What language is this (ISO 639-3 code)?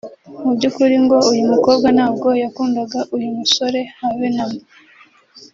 kin